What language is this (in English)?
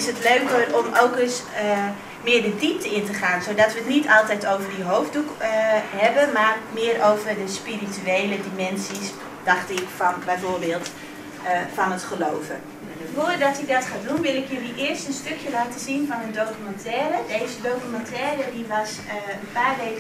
Dutch